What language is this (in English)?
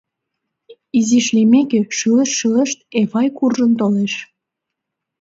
Mari